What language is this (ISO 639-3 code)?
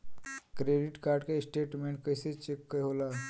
bho